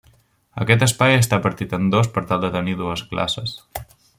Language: Catalan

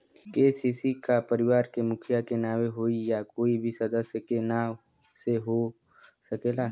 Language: Bhojpuri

